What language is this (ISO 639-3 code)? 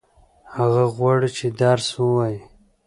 pus